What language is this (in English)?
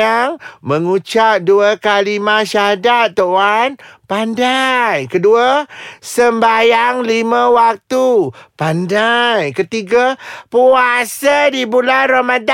Malay